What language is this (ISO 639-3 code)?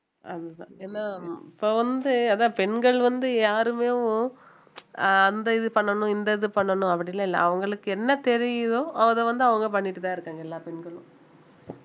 tam